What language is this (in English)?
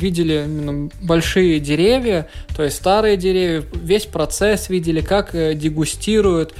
Russian